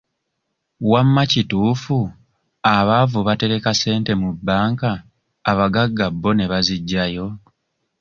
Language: Ganda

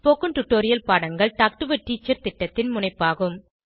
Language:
Tamil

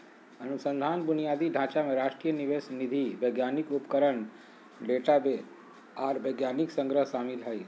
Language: Magahi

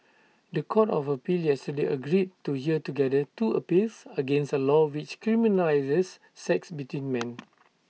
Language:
English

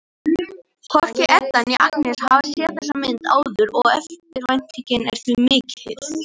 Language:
Icelandic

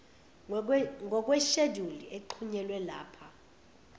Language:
Zulu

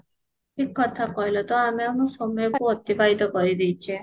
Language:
Odia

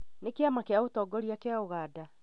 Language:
Kikuyu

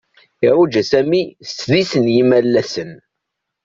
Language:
Kabyle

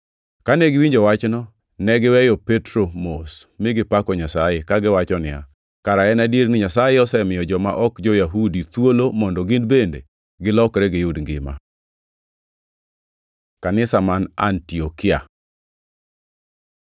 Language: Luo (Kenya and Tanzania)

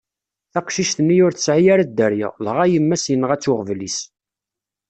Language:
Kabyle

